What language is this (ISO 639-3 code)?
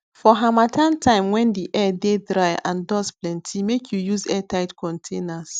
pcm